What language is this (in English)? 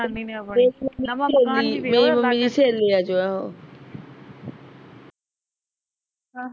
Punjabi